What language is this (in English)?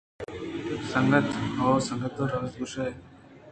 Eastern Balochi